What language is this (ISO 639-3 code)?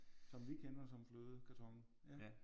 dan